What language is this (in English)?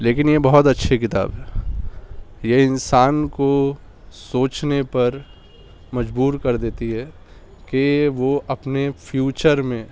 Urdu